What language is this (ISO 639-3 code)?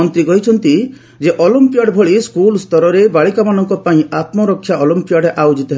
ori